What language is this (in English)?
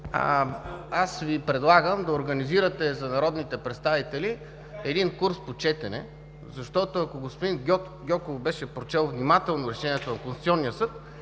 Bulgarian